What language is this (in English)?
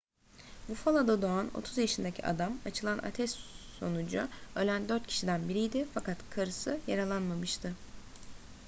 Turkish